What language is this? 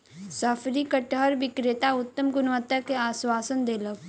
Maithili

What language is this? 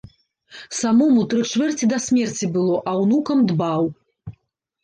Belarusian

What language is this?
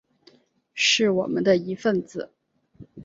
Chinese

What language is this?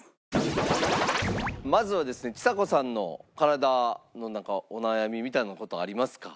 Japanese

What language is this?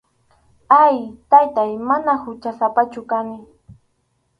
Arequipa-La Unión Quechua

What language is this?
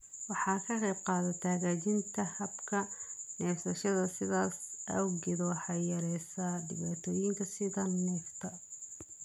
Somali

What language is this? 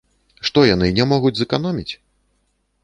Belarusian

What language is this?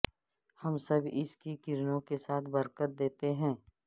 Urdu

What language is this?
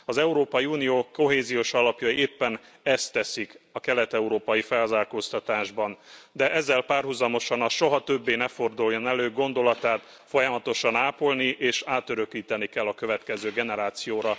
Hungarian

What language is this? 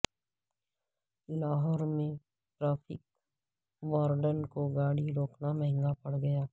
Urdu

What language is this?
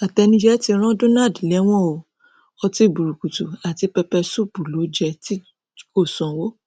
Yoruba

